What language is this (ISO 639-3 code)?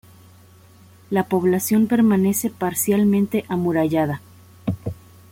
spa